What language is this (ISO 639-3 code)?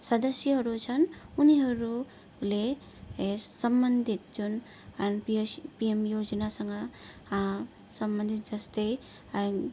nep